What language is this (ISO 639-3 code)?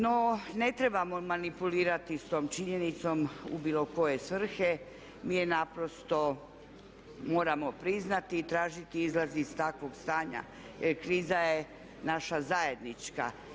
hrv